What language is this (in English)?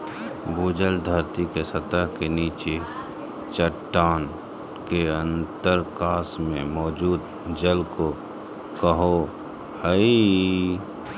Magahi